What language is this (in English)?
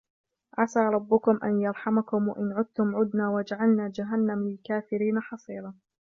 Arabic